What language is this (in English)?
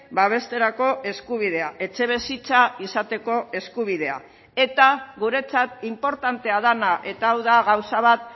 Basque